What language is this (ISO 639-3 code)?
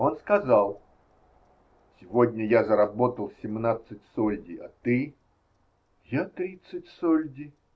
rus